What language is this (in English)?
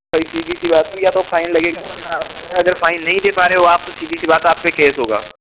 Hindi